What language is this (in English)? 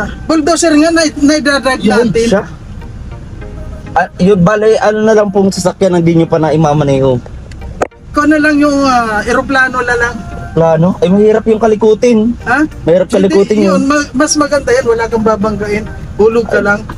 Filipino